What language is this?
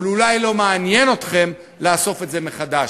Hebrew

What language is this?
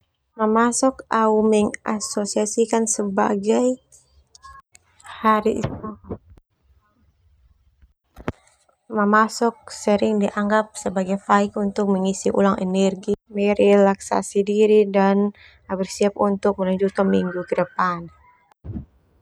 Termanu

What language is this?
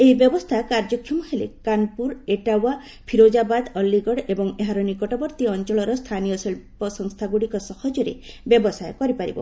Odia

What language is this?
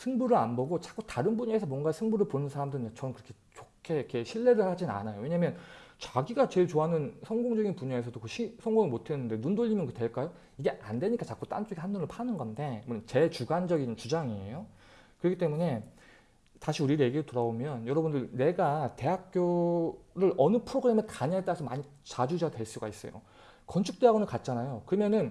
Korean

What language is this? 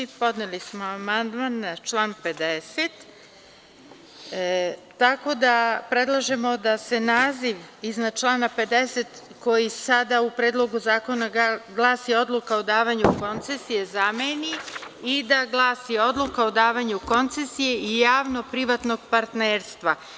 Serbian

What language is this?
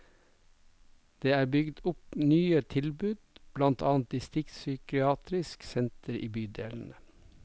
Norwegian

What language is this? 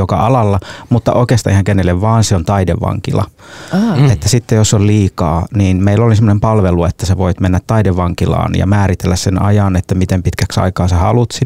Finnish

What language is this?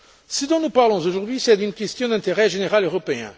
French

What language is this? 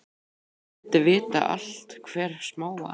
Icelandic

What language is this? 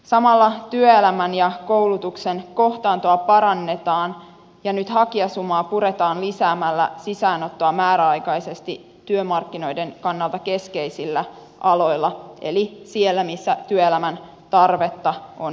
Finnish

